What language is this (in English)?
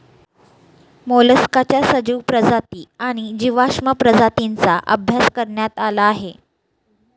Marathi